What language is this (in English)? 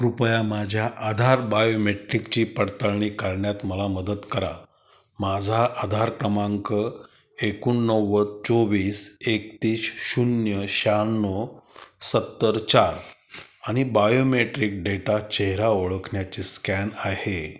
Marathi